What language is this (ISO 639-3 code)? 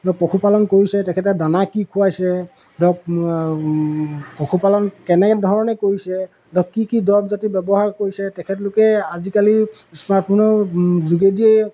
asm